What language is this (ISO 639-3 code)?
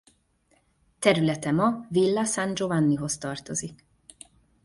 hun